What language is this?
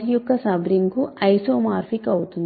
Telugu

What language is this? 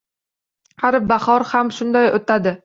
Uzbek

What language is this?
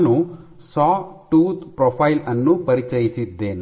Kannada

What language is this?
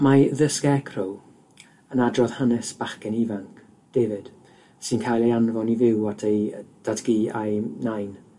Welsh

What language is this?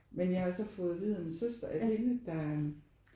Danish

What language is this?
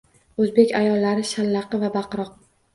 Uzbek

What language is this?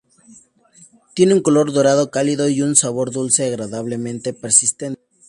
Spanish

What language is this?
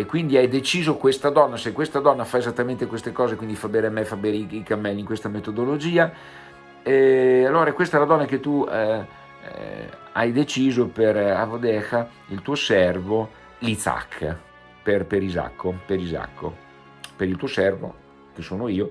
Italian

